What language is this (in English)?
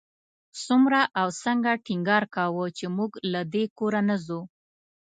Pashto